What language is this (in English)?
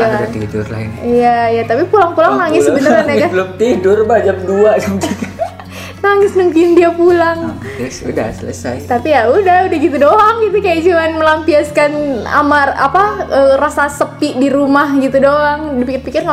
Indonesian